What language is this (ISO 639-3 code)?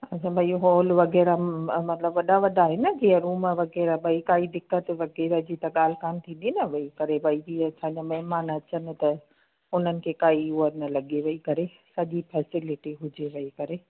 snd